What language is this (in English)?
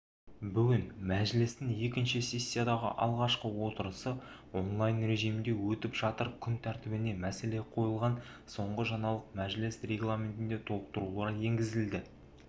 Kazakh